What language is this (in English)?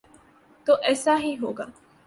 Urdu